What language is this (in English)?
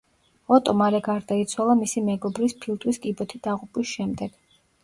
Georgian